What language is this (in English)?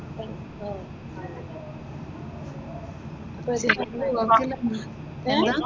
Malayalam